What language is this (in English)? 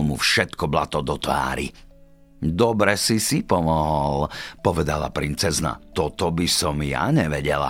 Slovak